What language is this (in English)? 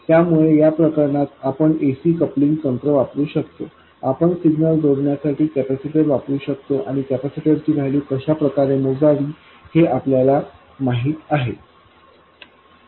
Marathi